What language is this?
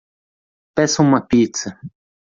Portuguese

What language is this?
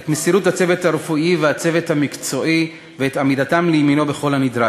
Hebrew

